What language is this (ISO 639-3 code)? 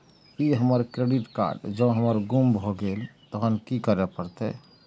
mai